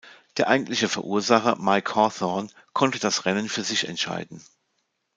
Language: German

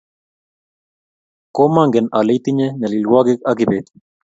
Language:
Kalenjin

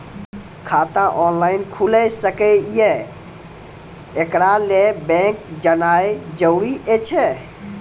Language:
Maithili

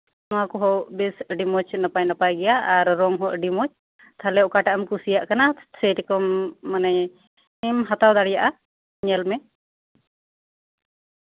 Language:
Santali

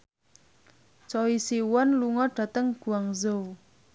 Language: Javanese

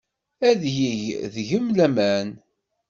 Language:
Kabyle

